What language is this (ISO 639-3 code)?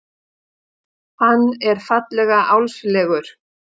isl